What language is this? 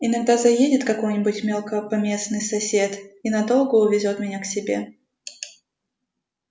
Russian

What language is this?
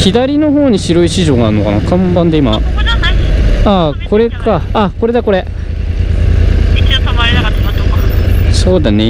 Japanese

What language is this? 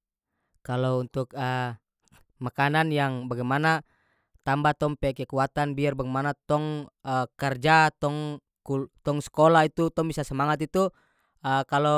North Moluccan Malay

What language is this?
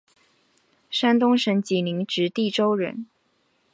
Chinese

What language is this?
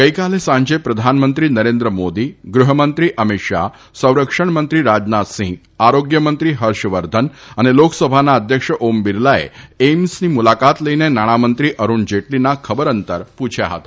Gujarati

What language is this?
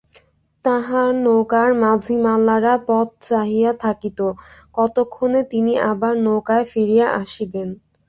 Bangla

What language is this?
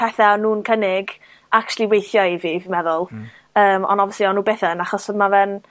Welsh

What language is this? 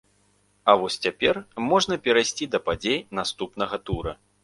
Belarusian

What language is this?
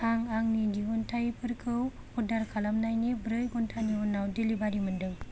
Bodo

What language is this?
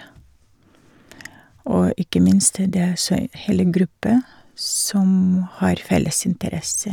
Norwegian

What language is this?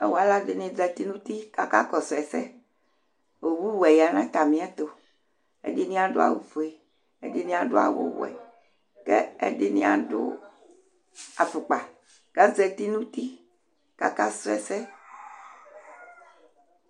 Ikposo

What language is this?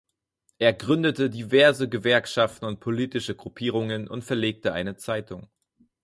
German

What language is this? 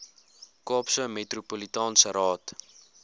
Afrikaans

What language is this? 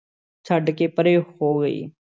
Punjabi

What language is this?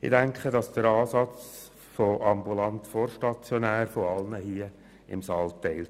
Swiss German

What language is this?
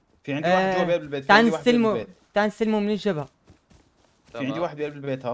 Arabic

